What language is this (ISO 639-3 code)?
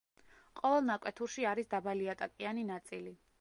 kat